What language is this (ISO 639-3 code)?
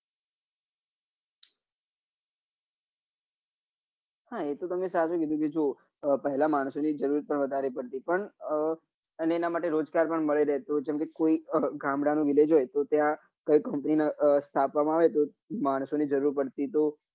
guj